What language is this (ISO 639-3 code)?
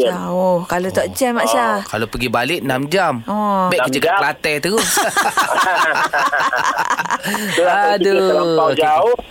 msa